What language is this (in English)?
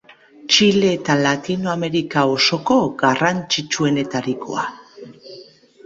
Basque